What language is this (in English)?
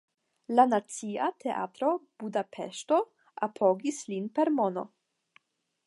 Esperanto